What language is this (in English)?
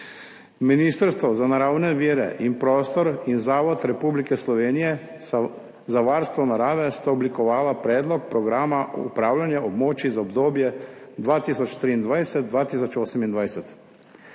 Slovenian